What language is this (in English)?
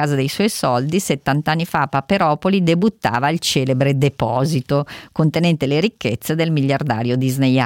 Italian